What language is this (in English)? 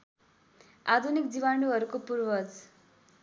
Nepali